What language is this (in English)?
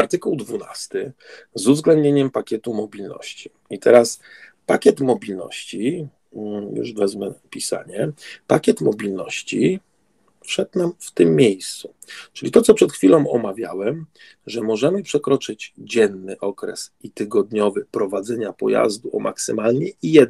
Polish